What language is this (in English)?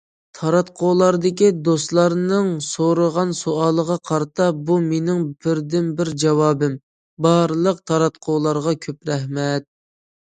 Uyghur